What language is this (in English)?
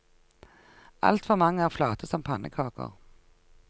Norwegian